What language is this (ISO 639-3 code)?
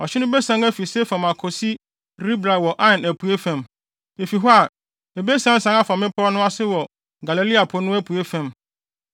aka